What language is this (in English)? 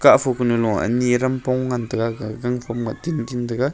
Wancho Naga